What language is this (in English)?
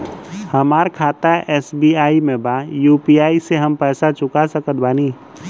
Bhojpuri